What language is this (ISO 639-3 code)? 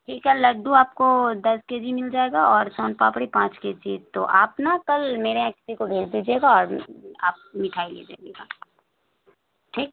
urd